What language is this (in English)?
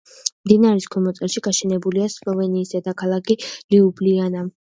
Georgian